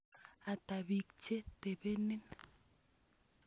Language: Kalenjin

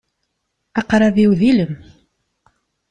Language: Kabyle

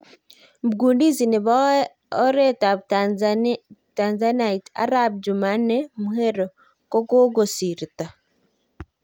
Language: Kalenjin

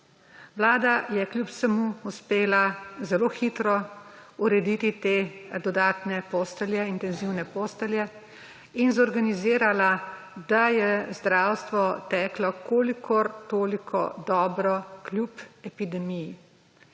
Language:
Slovenian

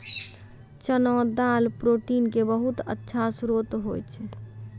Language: Maithili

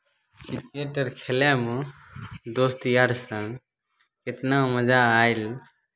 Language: Maithili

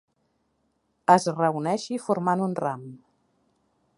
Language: Catalan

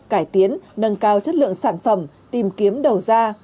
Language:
Vietnamese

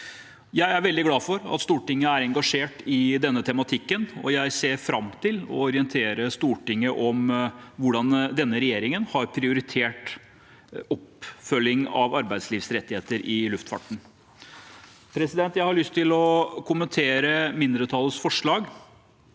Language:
Norwegian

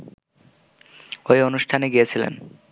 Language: Bangla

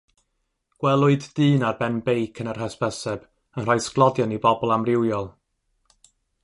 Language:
Welsh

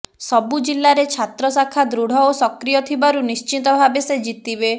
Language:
Odia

